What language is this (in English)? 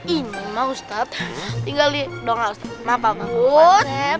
Indonesian